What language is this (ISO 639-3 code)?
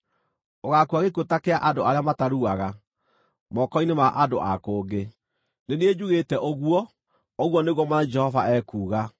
kik